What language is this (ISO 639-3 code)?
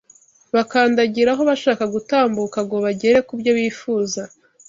kin